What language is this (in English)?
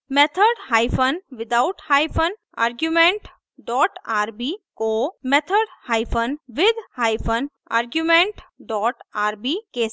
Hindi